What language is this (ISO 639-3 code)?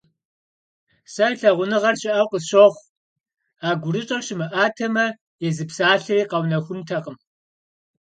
kbd